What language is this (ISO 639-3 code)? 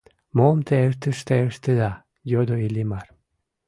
chm